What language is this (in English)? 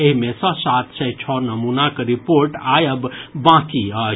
Maithili